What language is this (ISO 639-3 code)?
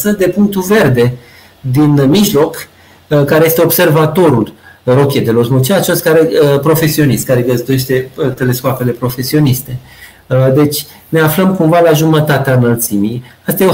ron